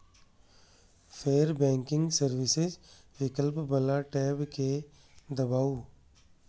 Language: Maithili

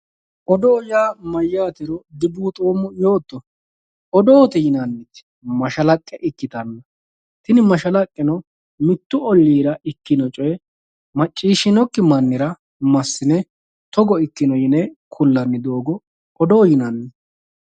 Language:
Sidamo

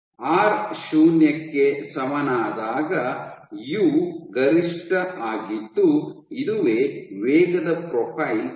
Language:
Kannada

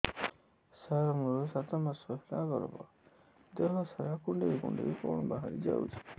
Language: Odia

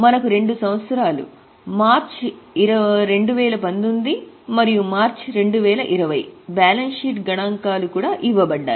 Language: Telugu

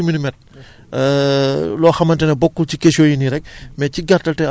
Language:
Wolof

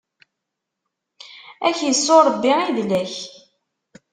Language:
Kabyle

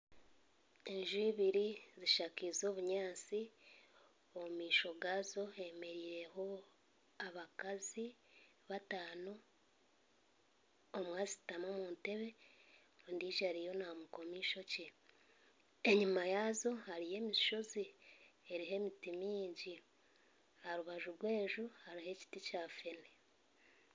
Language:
Nyankole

